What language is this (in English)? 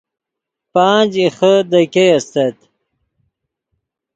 Yidgha